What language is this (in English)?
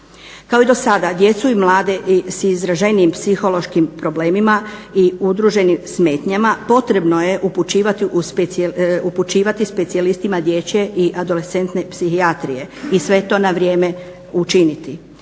Croatian